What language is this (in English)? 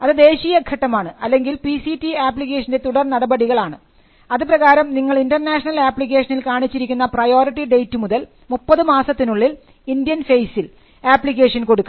Malayalam